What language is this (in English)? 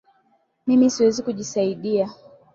Swahili